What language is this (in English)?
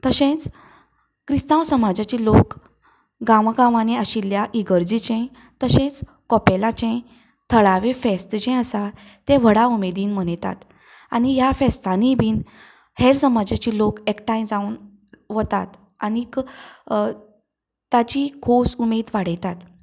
Konkani